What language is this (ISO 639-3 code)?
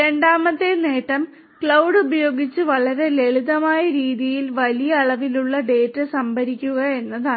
mal